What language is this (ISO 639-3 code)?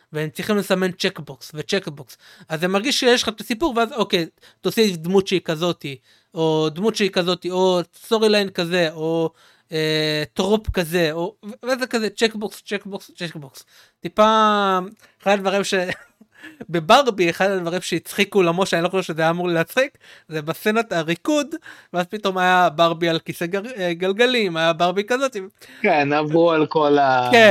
heb